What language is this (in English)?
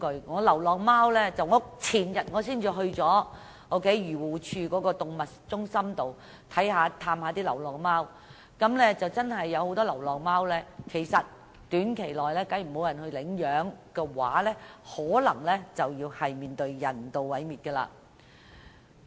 Cantonese